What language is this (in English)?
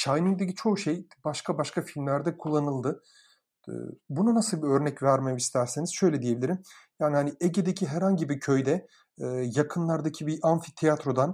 Turkish